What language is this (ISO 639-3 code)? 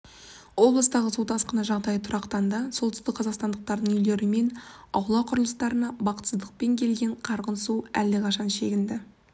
kaz